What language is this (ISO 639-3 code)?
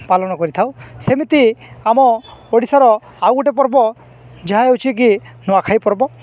ori